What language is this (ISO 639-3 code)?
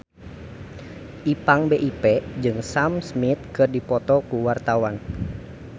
sun